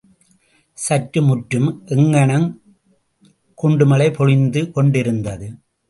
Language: Tamil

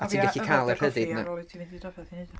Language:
Welsh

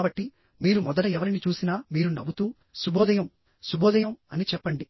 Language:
Telugu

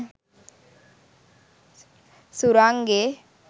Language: Sinhala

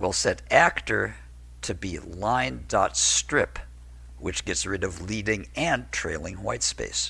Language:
English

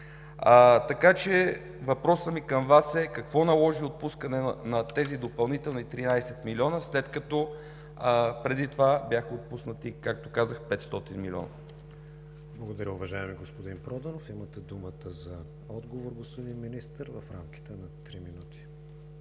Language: Bulgarian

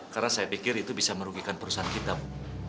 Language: Indonesian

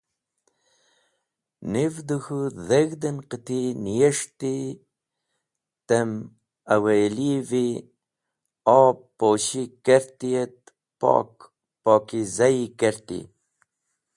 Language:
Wakhi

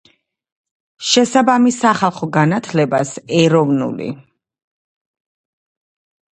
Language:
Georgian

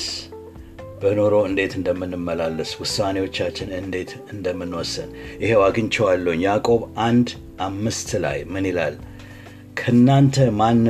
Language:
Amharic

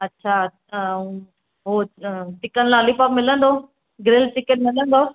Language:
Sindhi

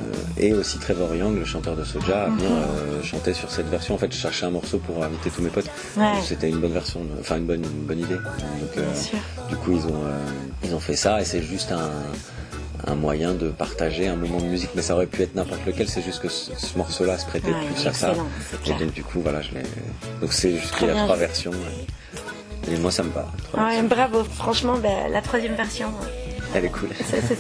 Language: French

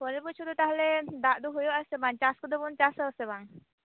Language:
Santali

